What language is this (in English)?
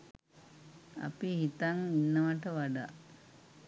Sinhala